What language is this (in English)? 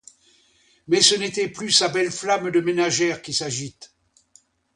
French